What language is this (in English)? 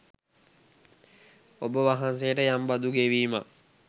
Sinhala